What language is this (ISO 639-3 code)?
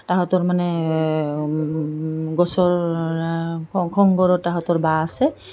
asm